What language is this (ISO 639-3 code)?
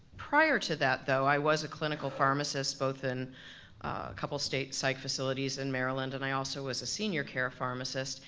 eng